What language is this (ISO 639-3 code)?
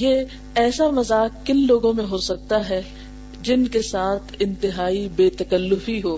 urd